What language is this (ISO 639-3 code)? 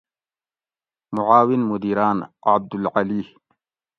gwc